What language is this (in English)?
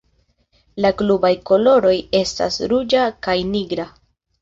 Esperanto